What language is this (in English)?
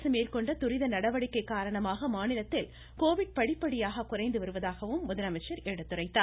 Tamil